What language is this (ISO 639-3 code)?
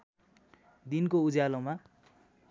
nep